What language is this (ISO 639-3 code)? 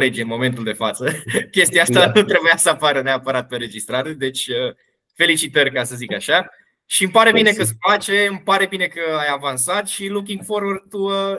ron